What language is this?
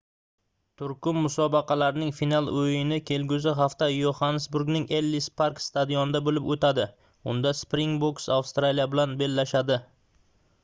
Uzbek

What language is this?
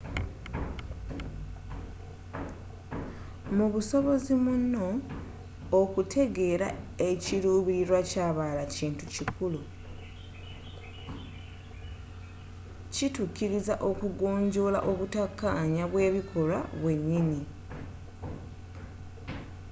Ganda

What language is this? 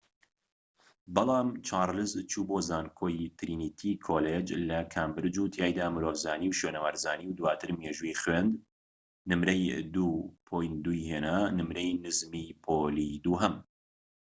Central Kurdish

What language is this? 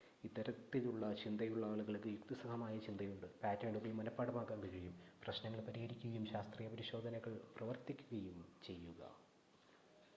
Malayalam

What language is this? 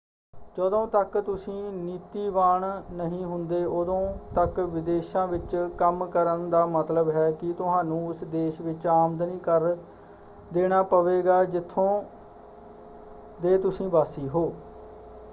Punjabi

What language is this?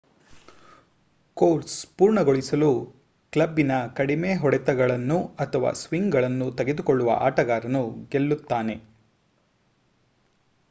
Kannada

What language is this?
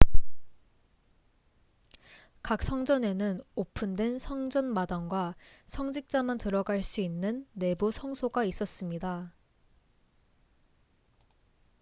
Korean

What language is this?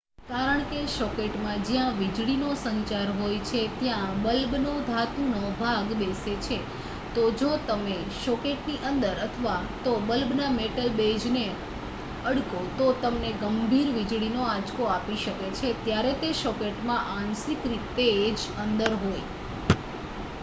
Gujarati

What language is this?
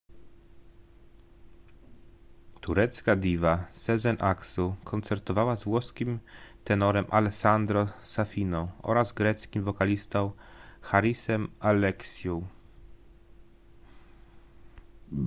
Polish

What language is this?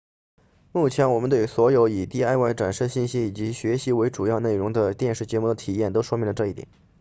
Chinese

